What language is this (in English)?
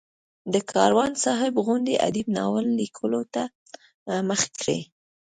Pashto